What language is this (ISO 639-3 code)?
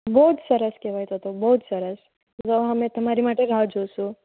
guj